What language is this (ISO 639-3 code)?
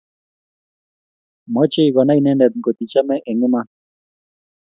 kln